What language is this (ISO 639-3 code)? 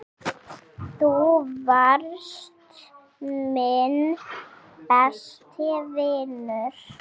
isl